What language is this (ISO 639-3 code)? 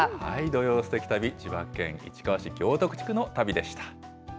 jpn